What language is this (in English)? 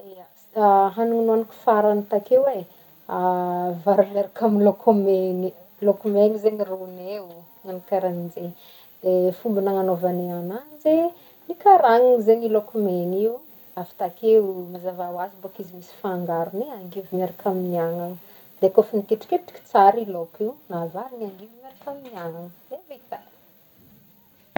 Northern Betsimisaraka Malagasy